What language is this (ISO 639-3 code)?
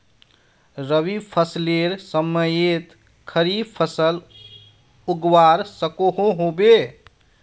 mag